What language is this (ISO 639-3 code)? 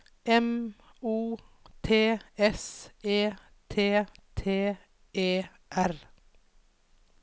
nor